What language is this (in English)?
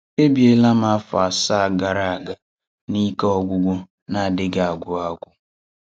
Igbo